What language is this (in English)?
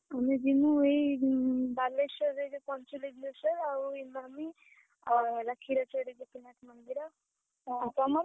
Odia